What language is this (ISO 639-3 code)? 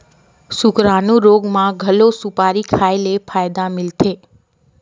hne